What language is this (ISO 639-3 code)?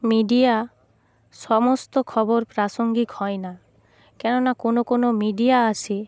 ben